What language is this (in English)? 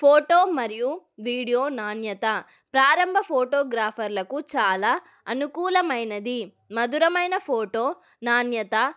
Telugu